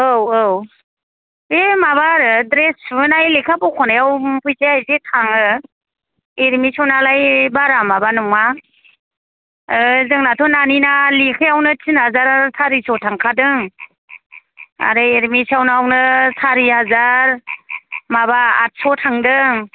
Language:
Bodo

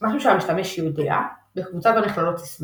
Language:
Hebrew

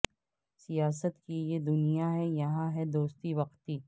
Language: Urdu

